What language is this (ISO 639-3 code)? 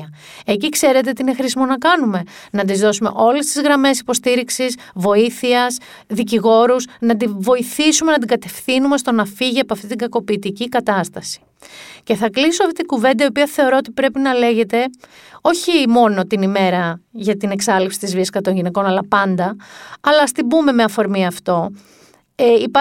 ell